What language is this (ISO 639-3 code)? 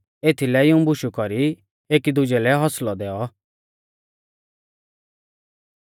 bfz